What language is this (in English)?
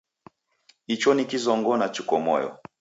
Taita